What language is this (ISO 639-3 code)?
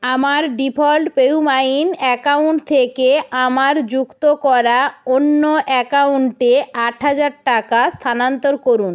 ben